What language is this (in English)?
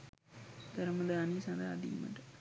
Sinhala